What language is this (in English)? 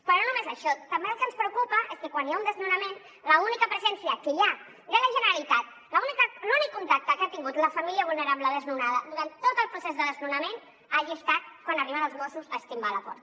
Catalan